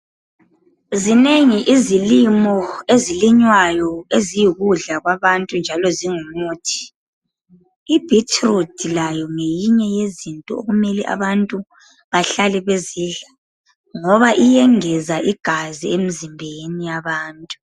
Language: North Ndebele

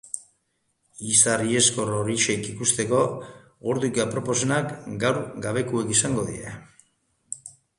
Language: Basque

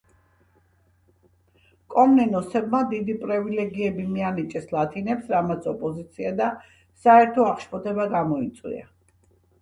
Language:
Georgian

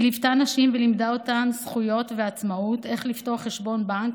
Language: Hebrew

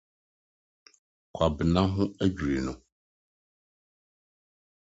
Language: Akan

